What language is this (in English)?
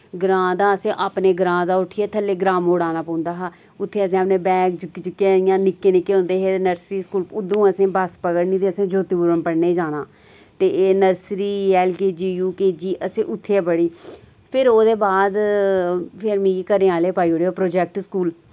Dogri